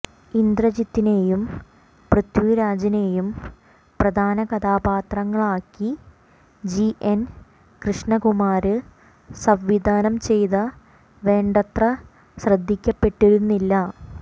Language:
Malayalam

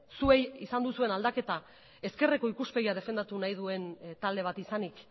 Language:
Basque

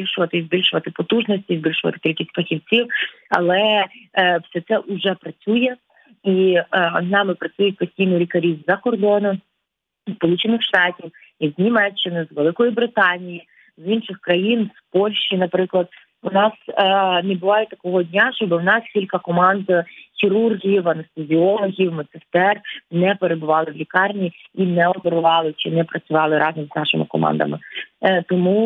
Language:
Ukrainian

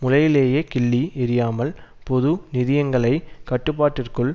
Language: Tamil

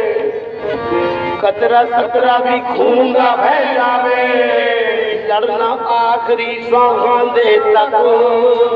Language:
Thai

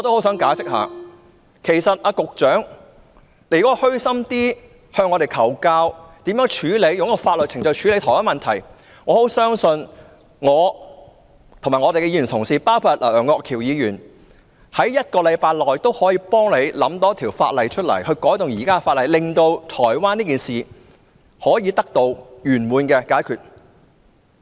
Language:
Cantonese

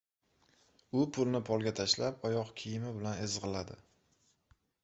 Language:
Uzbek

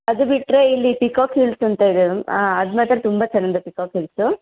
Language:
Kannada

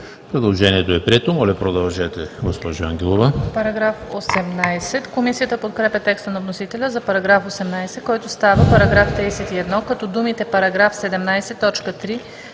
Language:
Bulgarian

